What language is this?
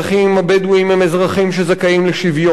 Hebrew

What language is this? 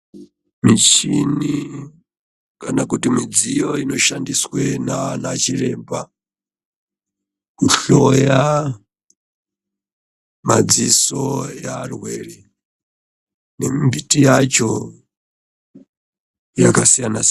Ndau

